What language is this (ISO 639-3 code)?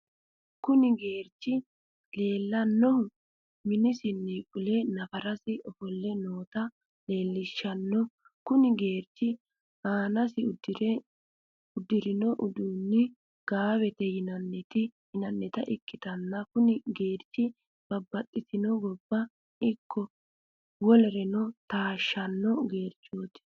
sid